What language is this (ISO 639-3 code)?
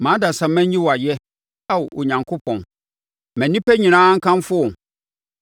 aka